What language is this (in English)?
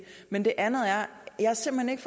Danish